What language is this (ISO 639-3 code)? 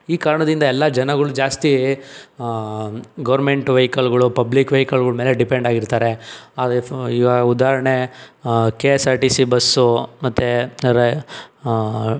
kan